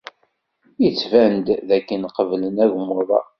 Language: Kabyle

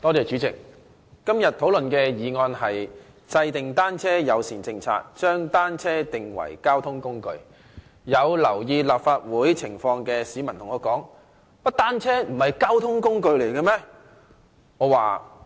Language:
Cantonese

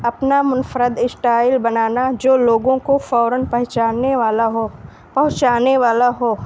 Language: Urdu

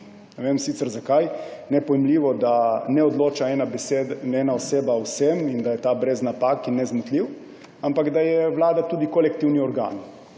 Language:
Slovenian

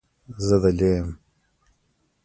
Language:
Pashto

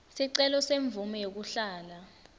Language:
Swati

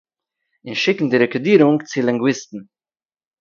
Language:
Yiddish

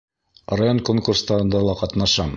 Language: Bashkir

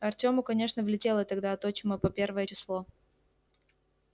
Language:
Russian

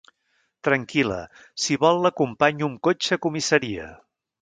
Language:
Catalan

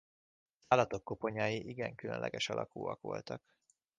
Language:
Hungarian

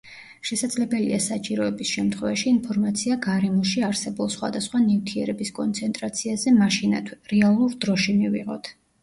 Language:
Georgian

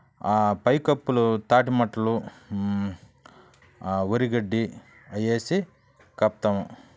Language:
Telugu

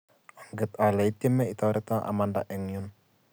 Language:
Kalenjin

